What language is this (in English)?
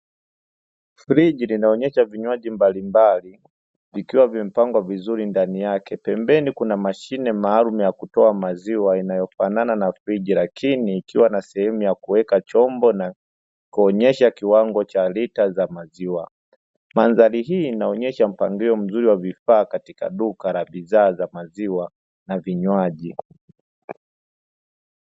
Swahili